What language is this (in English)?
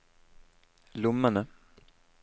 Norwegian